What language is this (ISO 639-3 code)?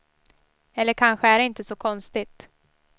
swe